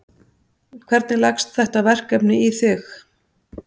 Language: Icelandic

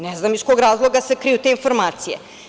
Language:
Serbian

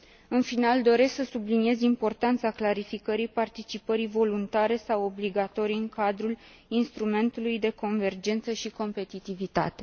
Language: Romanian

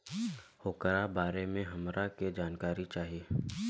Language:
Bhojpuri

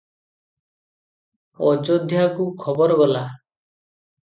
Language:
Odia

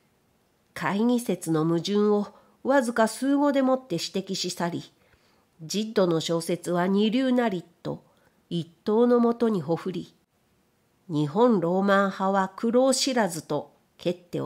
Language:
Japanese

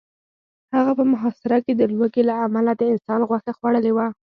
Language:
Pashto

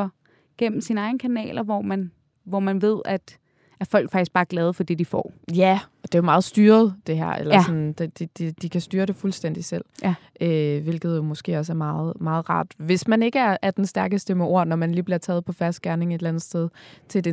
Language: Danish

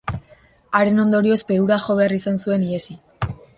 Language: Basque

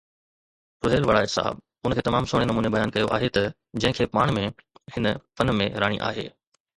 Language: Sindhi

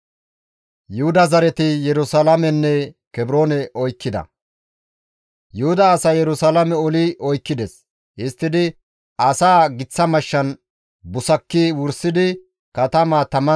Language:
Gamo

